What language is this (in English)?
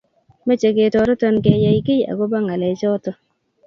Kalenjin